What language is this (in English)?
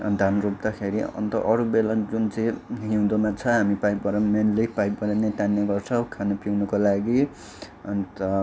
Nepali